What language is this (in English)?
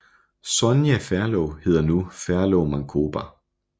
Danish